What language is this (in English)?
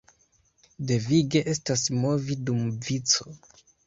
Esperanto